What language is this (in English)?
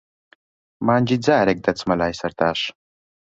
Central Kurdish